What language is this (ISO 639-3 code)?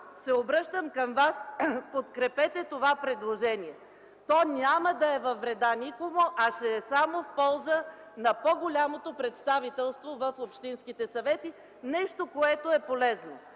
bul